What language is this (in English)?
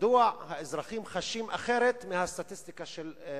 Hebrew